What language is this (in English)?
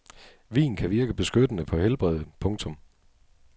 Danish